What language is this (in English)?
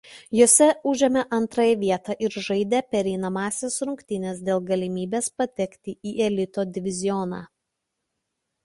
Lithuanian